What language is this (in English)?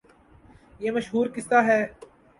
Urdu